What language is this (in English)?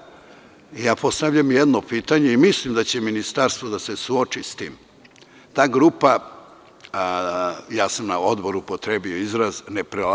Serbian